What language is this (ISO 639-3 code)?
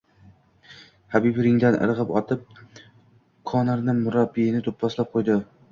uzb